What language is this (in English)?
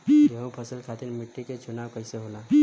Bhojpuri